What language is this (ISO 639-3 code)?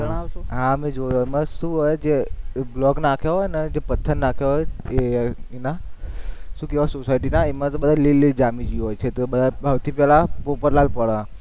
guj